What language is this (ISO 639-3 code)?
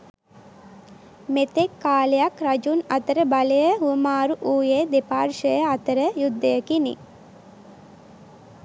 sin